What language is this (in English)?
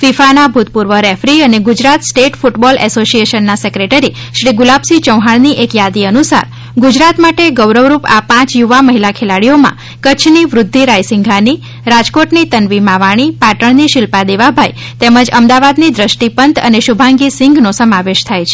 Gujarati